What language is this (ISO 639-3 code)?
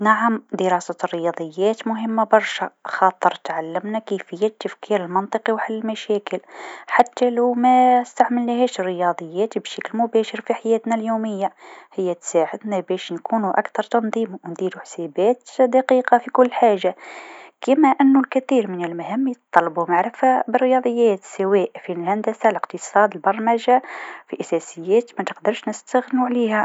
aeb